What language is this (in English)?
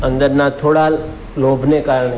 Gujarati